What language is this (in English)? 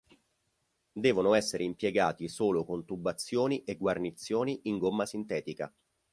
Italian